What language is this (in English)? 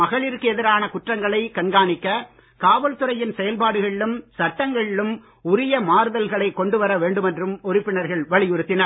Tamil